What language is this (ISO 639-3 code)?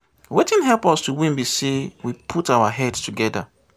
pcm